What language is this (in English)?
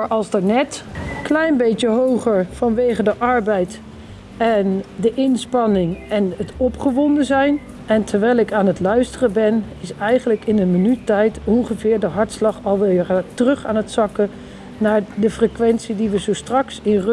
Dutch